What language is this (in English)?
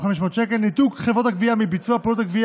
Hebrew